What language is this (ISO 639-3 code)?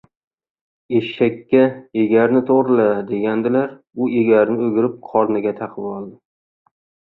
uzb